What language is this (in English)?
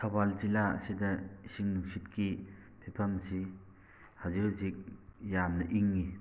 Manipuri